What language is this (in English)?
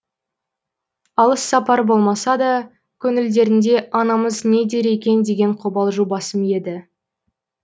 Kazakh